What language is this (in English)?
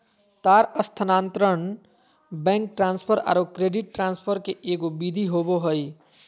Magahi